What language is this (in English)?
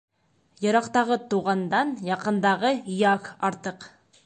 Bashkir